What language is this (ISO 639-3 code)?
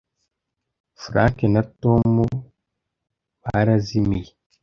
kin